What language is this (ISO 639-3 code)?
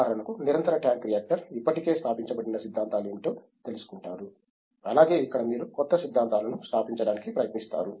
tel